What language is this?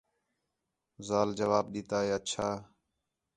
Khetrani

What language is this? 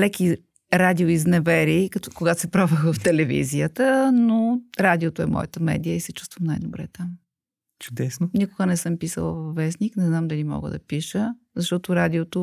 Bulgarian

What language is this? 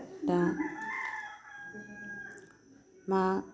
Bodo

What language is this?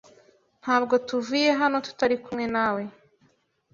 Kinyarwanda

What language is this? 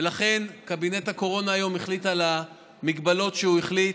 Hebrew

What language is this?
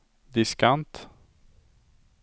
Swedish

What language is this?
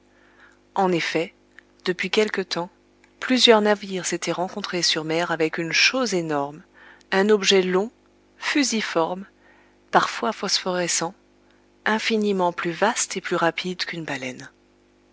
French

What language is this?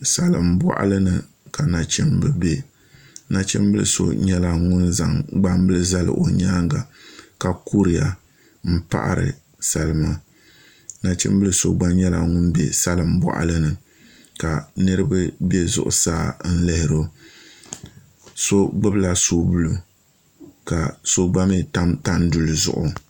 Dagbani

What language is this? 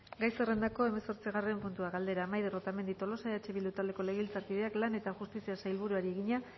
Basque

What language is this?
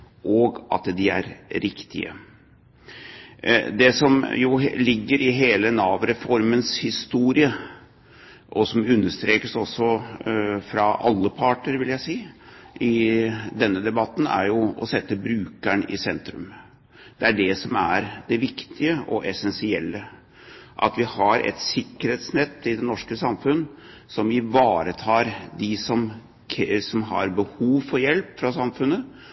Norwegian Bokmål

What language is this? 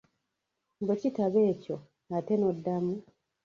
Ganda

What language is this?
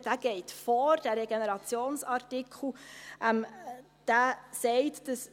Swiss German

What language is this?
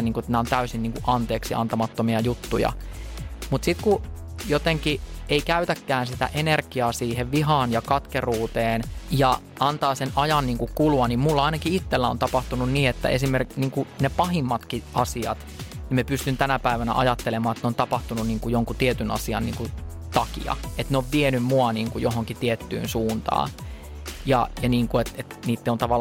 Finnish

